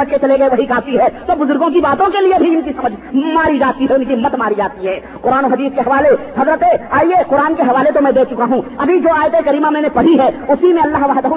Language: Urdu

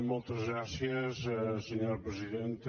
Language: Catalan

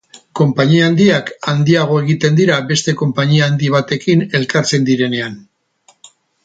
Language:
Basque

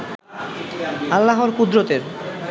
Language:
Bangla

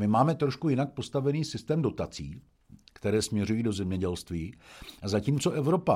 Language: Czech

